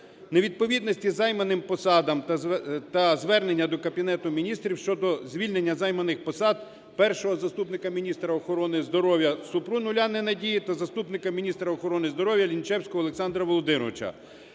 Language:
Ukrainian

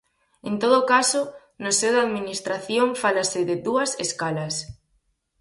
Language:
Galician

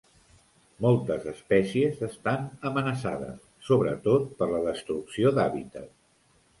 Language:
Catalan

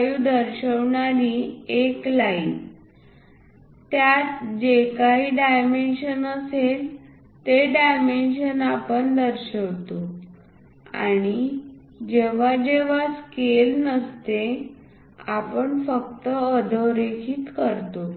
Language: Marathi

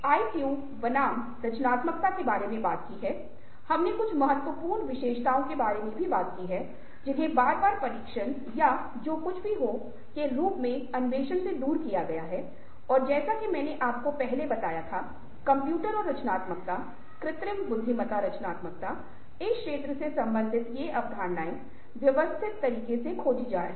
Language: Hindi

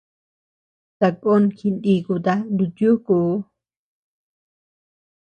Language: Tepeuxila Cuicatec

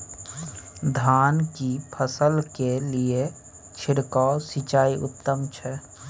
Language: Maithili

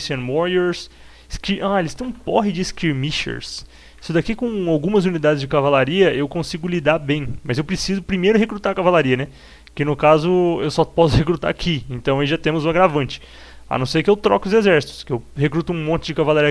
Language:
Portuguese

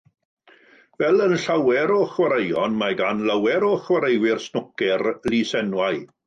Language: Welsh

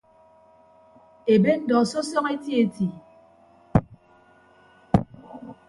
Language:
Ibibio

